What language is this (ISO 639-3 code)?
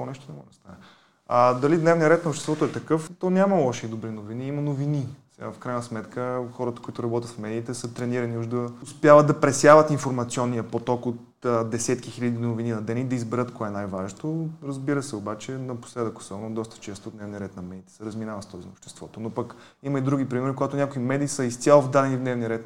bul